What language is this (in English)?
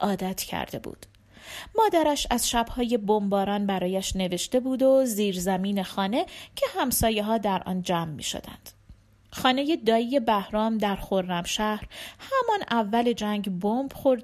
Persian